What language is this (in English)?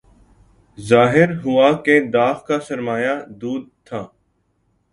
Urdu